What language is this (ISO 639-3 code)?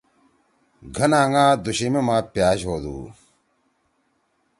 trw